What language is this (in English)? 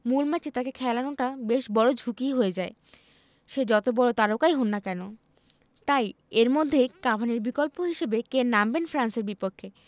Bangla